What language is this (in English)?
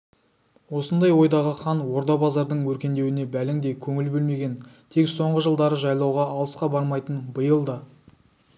Kazakh